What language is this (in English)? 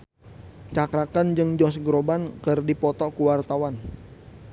Sundanese